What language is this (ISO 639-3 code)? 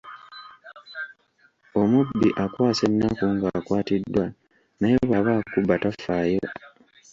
lug